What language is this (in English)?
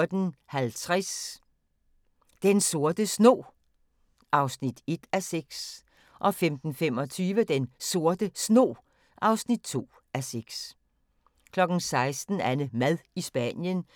Danish